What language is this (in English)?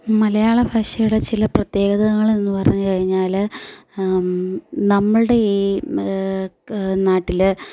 Malayalam